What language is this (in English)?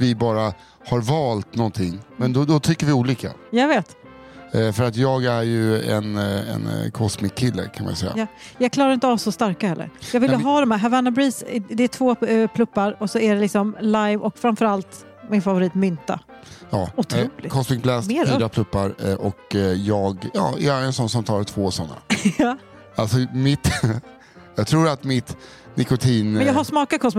Swedish